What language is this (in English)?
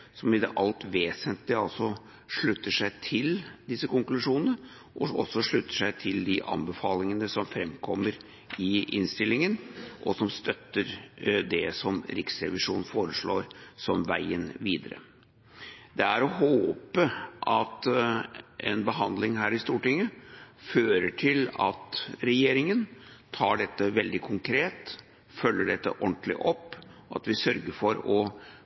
Norwegian Bokmål